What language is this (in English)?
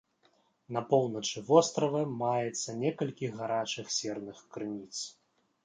Belarusian